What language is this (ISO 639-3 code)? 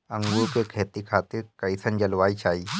bho